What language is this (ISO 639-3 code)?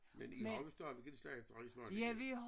dan